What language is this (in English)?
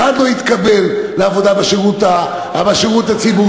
Hebrew